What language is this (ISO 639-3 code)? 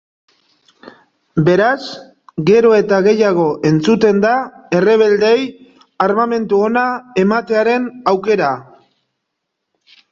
eus